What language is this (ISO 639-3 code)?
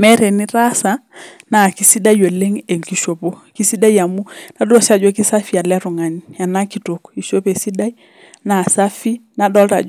mas